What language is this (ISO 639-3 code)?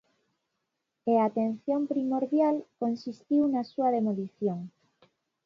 glg